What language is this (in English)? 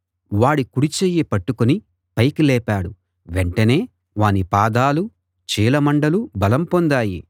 Telugu